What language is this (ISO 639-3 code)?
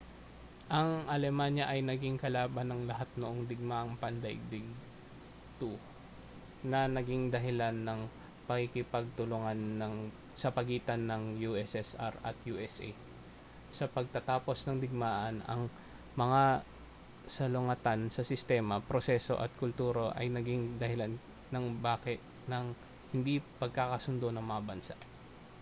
fil